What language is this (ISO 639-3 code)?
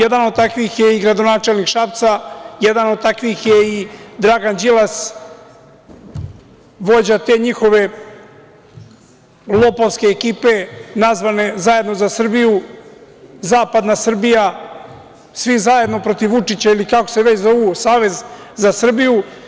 srp